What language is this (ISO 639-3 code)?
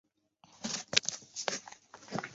zho